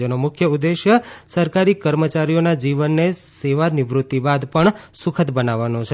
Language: Gujarati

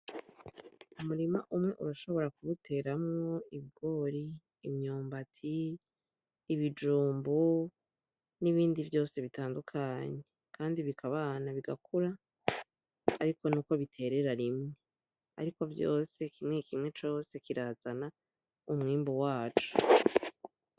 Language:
Rundi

